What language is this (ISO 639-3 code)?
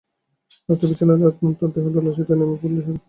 ben